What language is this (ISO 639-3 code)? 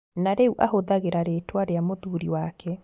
kik